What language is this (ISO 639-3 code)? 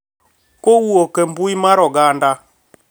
luo